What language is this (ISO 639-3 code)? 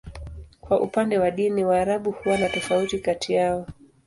swa